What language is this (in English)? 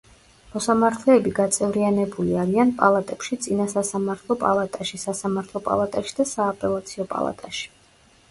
Georgian